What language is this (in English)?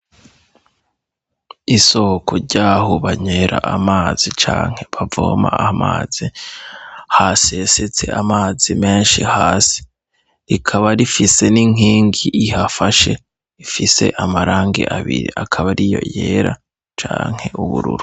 Rundi